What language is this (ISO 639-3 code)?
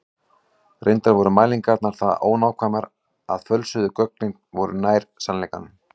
isl